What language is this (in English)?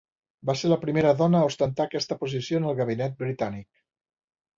Catalan